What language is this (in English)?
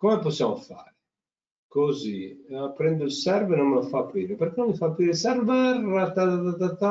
Italian